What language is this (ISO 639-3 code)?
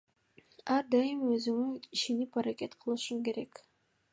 kir